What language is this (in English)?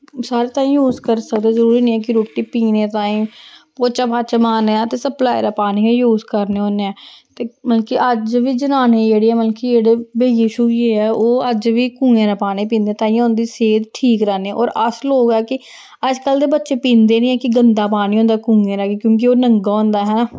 Dogri